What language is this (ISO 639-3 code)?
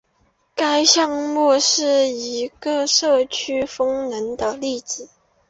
zho